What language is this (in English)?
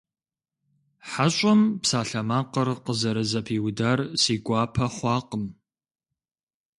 Kabardian